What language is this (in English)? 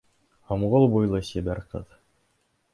Bashkir